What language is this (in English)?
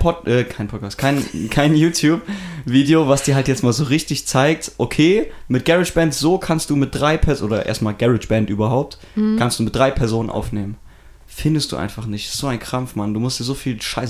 German